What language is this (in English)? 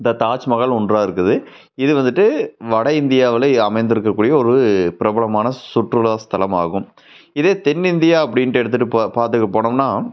Tamil